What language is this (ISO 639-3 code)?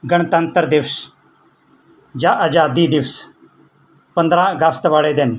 pan